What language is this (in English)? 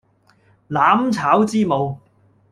Cantonese